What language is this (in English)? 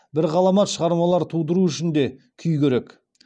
Kazakh